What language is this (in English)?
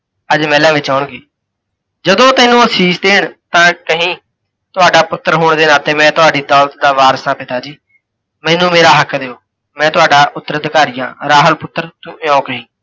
Punjabi